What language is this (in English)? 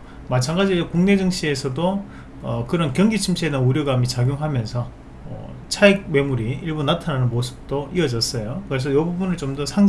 Korean